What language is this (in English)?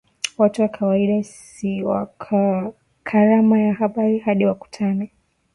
Swahili